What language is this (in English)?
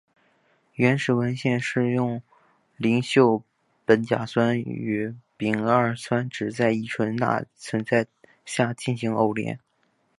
Chinese